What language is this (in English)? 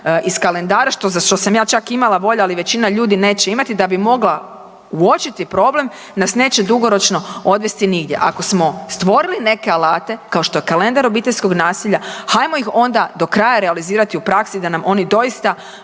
Croatian